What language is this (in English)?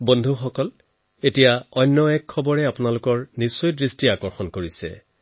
Assamese